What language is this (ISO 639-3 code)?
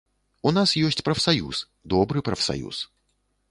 bel